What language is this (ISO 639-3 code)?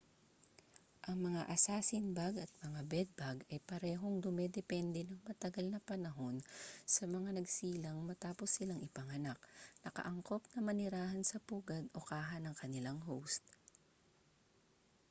fil